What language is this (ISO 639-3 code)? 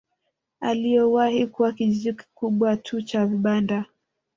swa